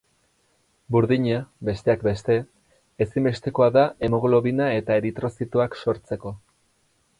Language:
Basque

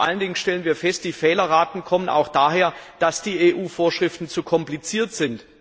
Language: German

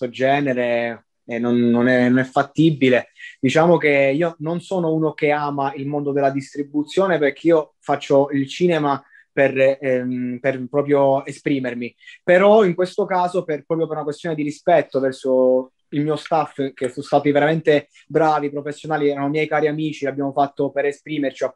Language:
Italian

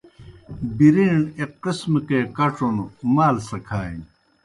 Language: Kohistani Shina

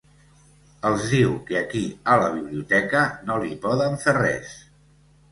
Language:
Catalan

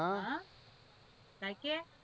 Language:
Gujarati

